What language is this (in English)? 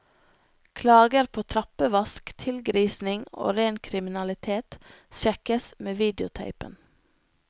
Norwegian